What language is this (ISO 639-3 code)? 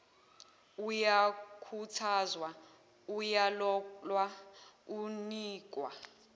zul